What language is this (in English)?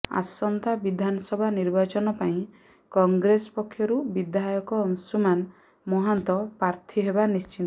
Odia